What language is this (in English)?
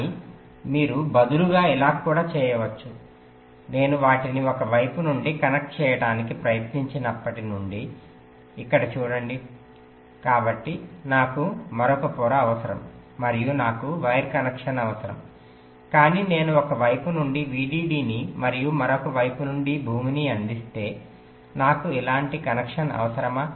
Telugu